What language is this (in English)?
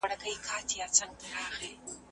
Pashto